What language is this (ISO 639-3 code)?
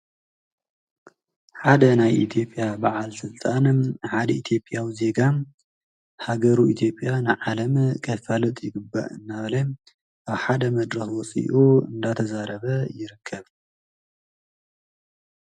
tir